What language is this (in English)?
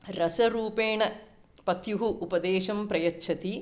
Sanskrit